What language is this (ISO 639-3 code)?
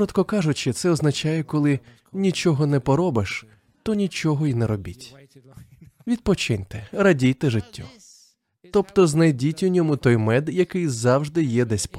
ukr